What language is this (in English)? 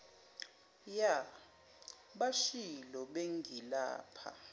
Zulu